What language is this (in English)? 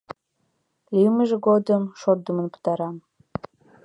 Mari